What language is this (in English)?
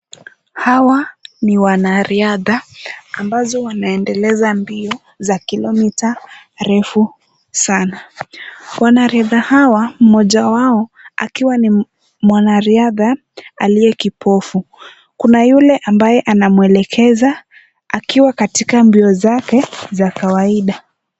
Swahili